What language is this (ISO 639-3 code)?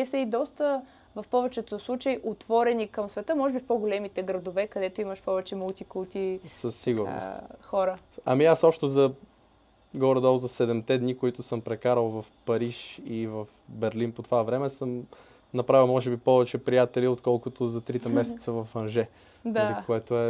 bul